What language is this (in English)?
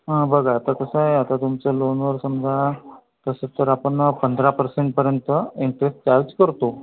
Marathi